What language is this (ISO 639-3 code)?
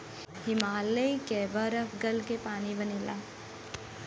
bho